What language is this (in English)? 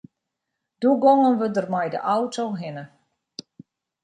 Western Frisian